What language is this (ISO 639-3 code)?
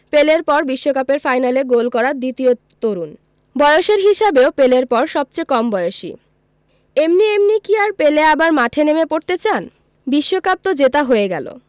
ben